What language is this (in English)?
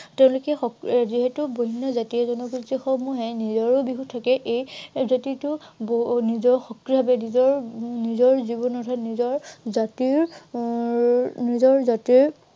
Assamese